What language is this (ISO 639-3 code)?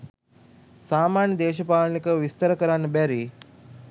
sin